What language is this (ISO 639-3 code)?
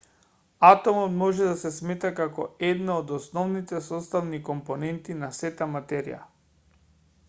mkd